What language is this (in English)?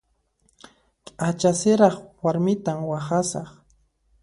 Puno Quechua